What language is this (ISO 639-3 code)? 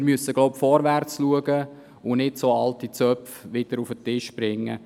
gsw